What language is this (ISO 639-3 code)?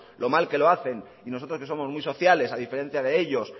spa